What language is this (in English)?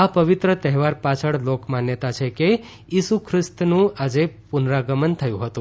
Gujarati